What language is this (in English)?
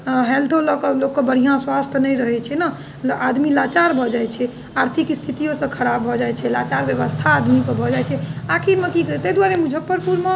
Maithili